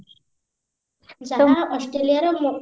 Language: Odia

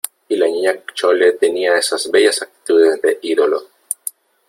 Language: Spanish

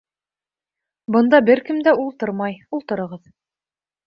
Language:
Bashkir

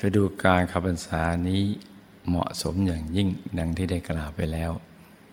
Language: Thai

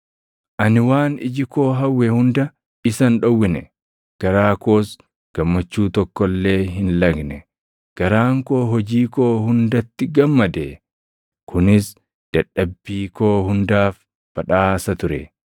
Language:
Oromo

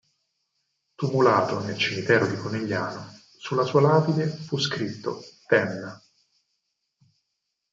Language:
Italian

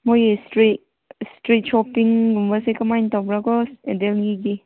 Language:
Manipuri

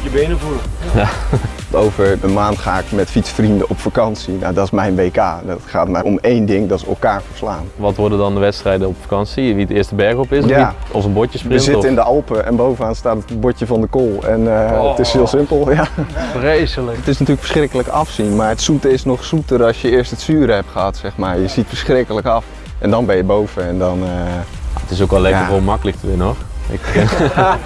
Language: Dutch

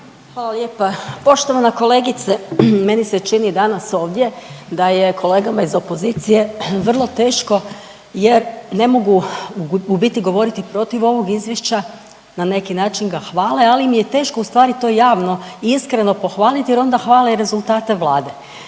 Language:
Croatian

